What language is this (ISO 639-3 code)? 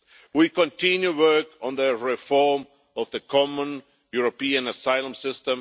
eng